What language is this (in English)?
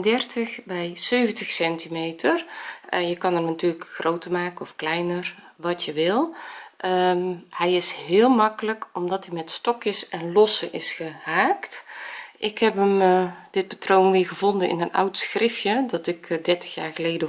Dutch